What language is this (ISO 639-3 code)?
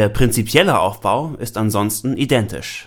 deu